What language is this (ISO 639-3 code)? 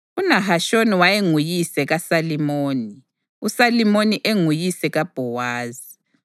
nde